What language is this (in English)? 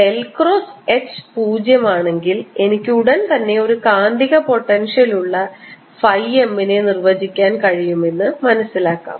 Malayalam